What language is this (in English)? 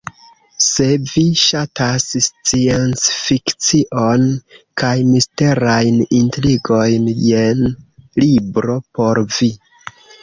Esperanto